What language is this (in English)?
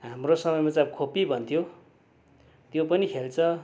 Nepali